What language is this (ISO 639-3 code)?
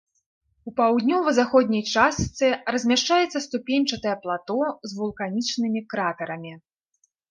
bel